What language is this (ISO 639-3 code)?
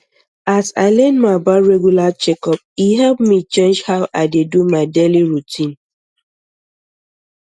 pcm